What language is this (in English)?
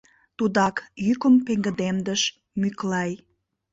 Mari